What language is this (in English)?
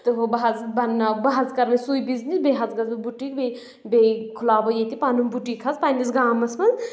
Kashmiri